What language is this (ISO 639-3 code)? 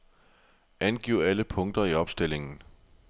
dan